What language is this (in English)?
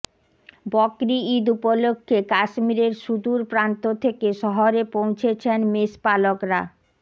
Bangla